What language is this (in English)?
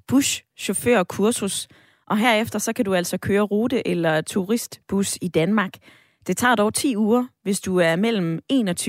Danish